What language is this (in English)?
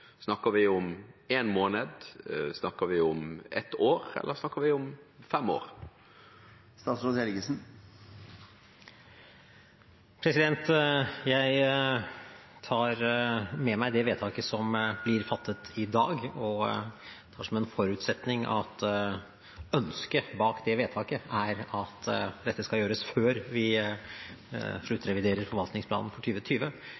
Norwegian Bokmål